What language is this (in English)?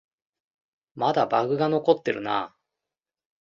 Japanese